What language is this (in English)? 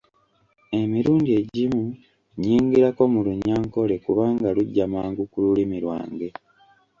Ganda